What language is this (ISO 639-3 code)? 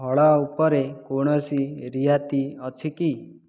ori